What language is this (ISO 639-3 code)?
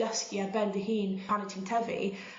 cym